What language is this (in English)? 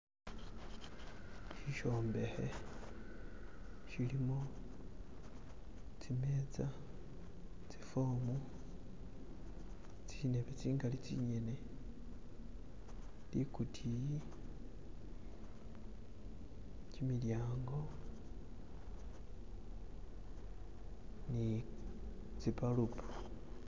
Masaaba